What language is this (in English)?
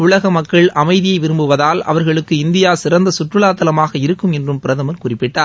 Tamil